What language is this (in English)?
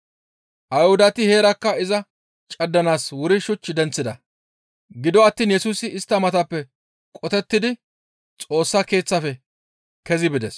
Gamo